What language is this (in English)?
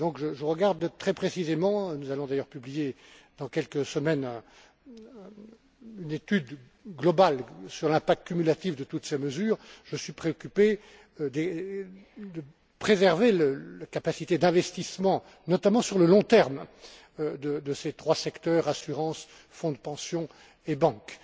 French